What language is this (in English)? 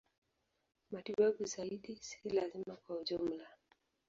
Swahili